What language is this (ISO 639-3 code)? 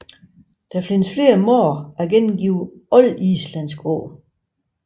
dan